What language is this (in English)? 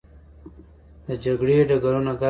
Pashto